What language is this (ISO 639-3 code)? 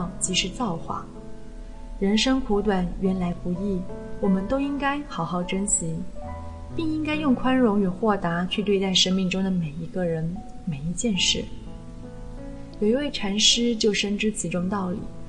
zho